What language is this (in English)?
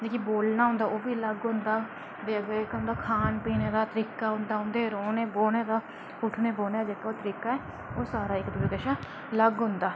Dogri